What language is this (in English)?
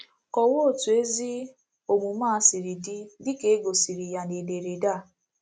Igbo